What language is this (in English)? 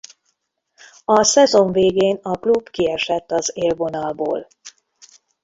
Hungarian